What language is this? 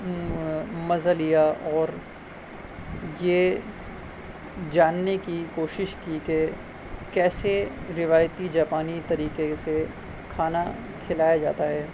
Urdu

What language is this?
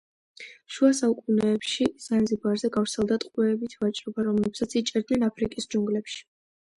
Georgian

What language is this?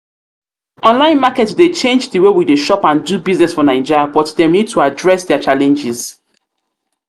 Nigerian Pidgin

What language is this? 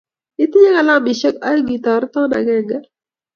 Kalenjin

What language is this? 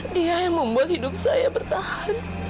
Indonesian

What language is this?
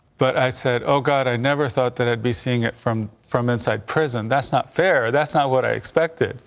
English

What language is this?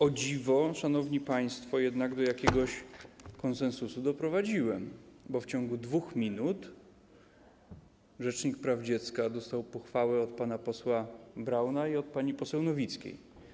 Polish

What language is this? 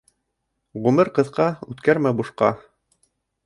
Bashkir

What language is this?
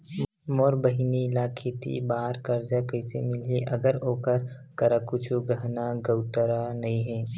Chhattisgarhi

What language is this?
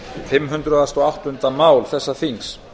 Icelandic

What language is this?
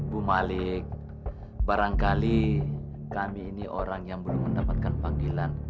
Indonesian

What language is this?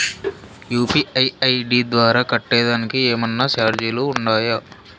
Telugu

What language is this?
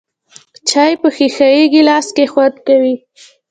Pashto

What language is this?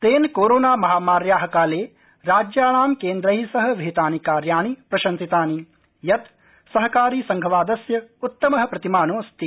Sanskrit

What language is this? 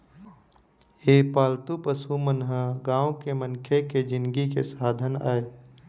Chhattisgarhi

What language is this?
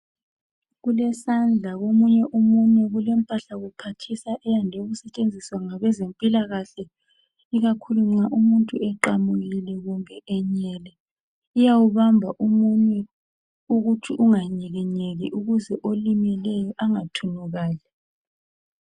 North Ndebele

